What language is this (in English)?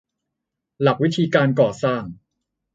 Thai